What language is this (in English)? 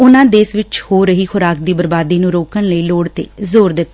Punjabi